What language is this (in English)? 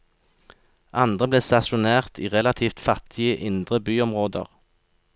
Norwegian